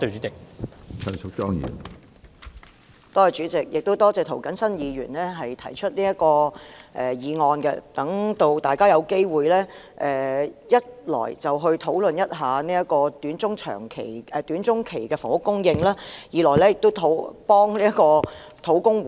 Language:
Cantonese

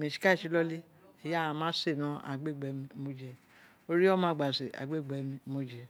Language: Isekiri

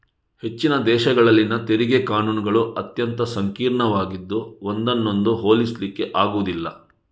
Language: Kannada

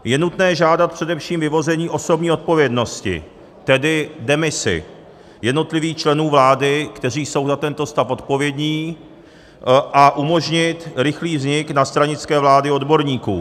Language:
Czech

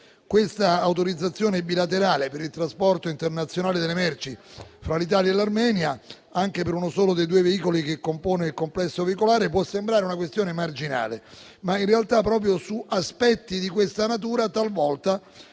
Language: Italian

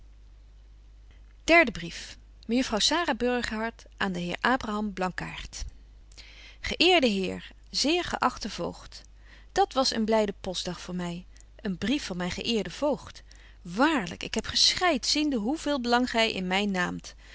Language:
Dutch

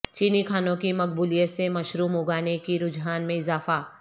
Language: Urdu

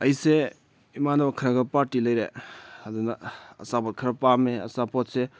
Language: Manipuri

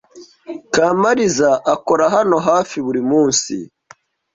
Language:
Kinyarwanda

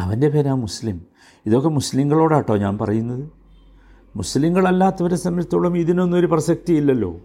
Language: Malayalam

